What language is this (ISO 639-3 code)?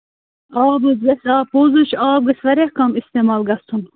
kas